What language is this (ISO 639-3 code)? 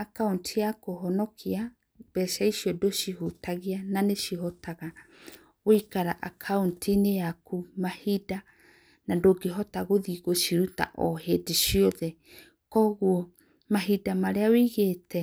kik